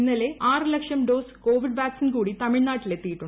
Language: Malayalam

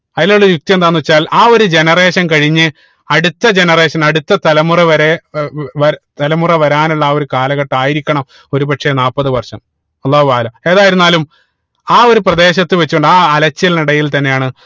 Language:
Malayalam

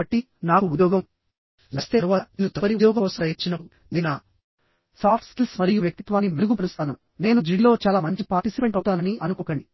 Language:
Telugu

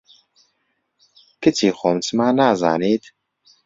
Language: Central Kurdish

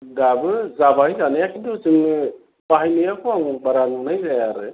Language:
Bodo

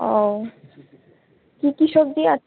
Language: Bangla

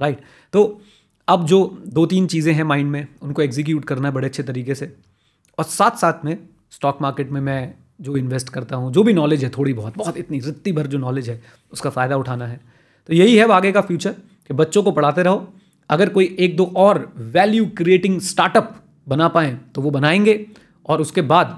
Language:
Hindi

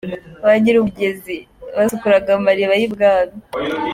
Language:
Kinyarwanda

